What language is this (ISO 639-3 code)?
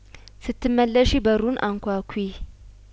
amh